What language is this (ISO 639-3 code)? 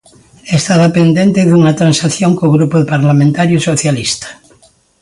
glg